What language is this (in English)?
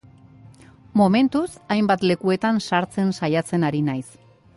Basque